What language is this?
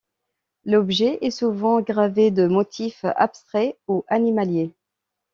French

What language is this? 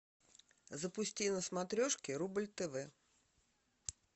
Russian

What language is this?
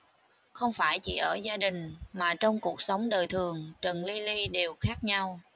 Vietnamese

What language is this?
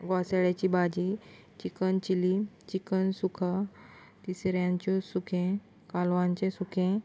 Konkani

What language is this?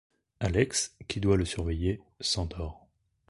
French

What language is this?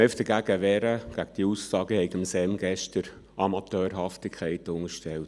Swiss German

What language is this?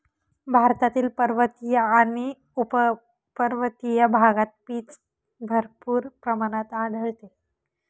Marathi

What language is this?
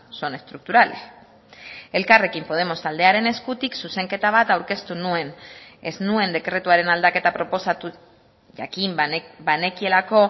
Basque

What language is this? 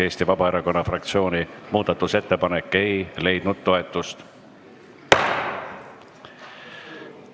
Estonian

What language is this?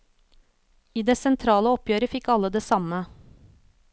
Norwegian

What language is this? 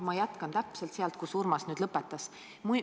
Estonian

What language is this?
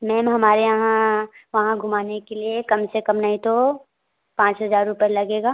Hindi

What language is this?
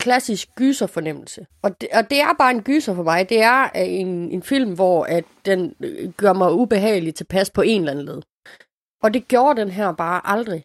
Danish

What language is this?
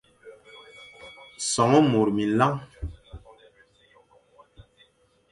Fang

